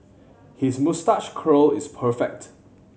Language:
English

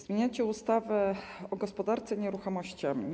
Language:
Polish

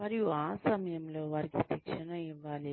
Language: Telugu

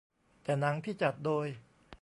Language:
Thai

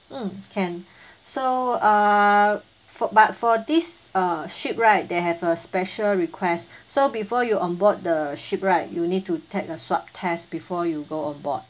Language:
English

